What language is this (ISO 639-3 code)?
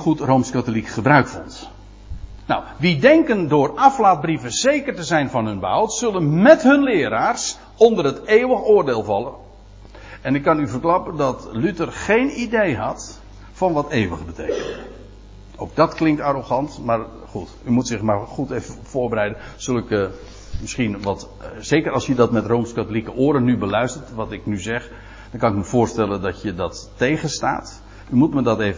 nld